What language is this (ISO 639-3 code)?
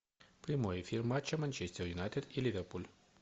rus